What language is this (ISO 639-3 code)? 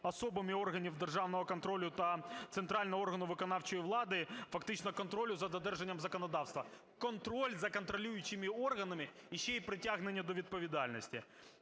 ukr